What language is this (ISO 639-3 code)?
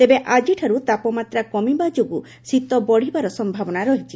ori